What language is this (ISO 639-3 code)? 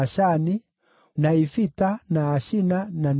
kik